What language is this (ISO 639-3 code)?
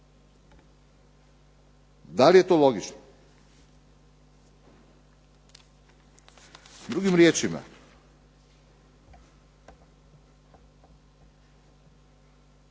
hrv